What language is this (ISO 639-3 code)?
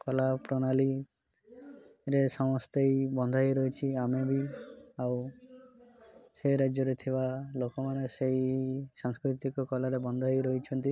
ori